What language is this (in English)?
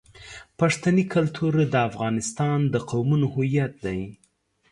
Pashto